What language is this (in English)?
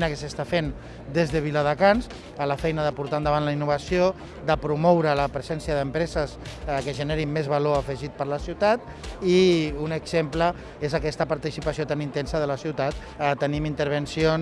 Catalan